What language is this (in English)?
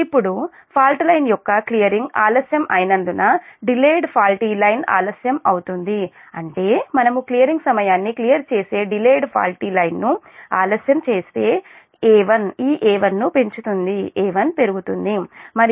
Telugu